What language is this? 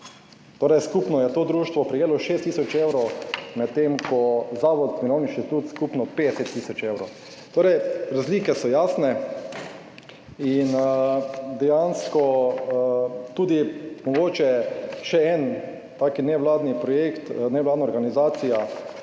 Slovenian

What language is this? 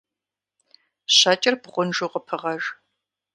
Kabardian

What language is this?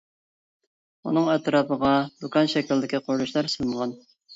Uyghur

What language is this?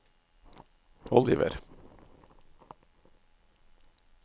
Norwegian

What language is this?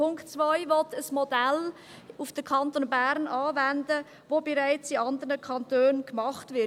Swiss German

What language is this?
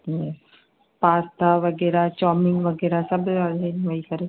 Sindhi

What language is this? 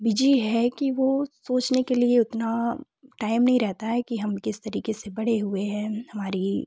Hindi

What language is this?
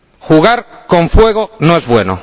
Spanish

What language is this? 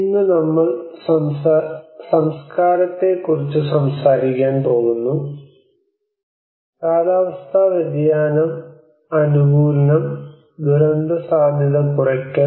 Malayalam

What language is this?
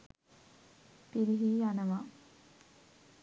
Sinhala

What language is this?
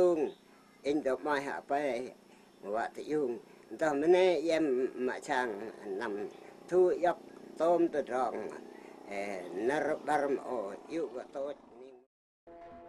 Vietnamese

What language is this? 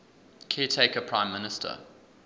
English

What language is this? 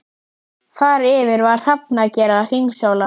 Icelandic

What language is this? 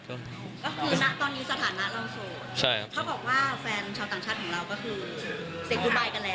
Thai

